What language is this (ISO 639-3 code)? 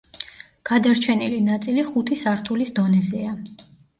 kat